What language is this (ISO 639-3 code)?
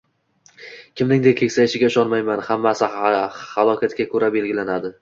uzb